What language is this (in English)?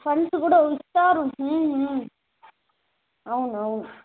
Telugu